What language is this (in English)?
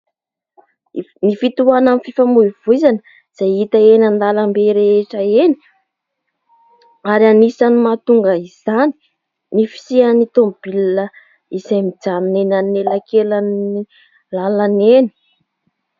Malagasy